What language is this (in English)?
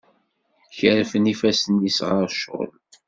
Kabyle